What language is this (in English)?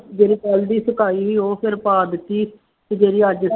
Punjabi